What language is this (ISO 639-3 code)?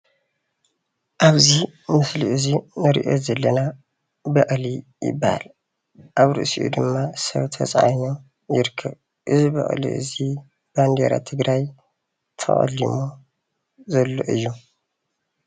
tir